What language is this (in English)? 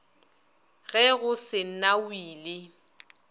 Northern Sotho